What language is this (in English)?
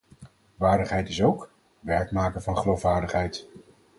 Dutch